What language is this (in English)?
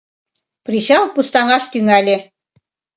Mari